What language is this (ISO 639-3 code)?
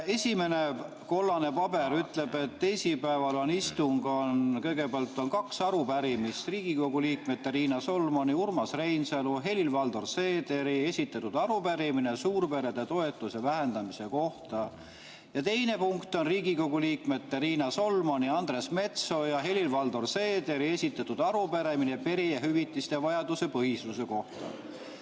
est